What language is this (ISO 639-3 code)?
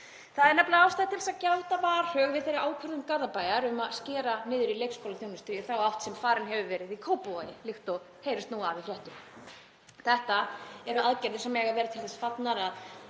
isl